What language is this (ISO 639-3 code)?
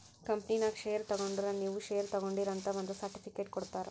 kan